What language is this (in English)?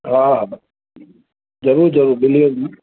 Sindhi